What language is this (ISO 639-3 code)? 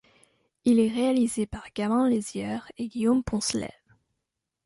fra